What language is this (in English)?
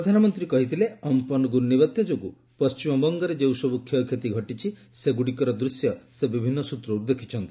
Odia